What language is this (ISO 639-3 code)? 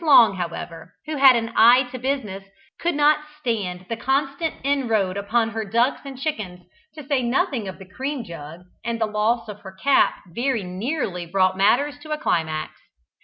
eng